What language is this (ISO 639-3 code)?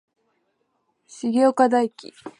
jpn